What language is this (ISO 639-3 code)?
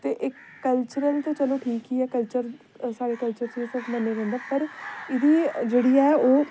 doi